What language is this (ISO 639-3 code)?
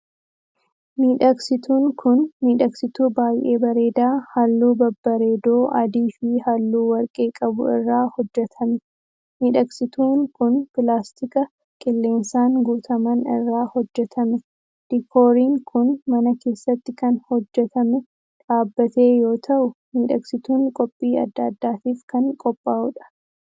orm